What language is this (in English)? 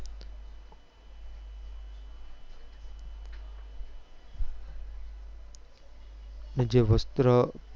Gujarati